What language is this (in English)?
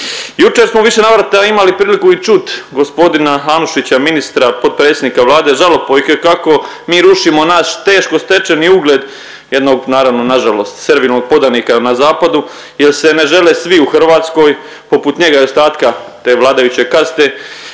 Croatian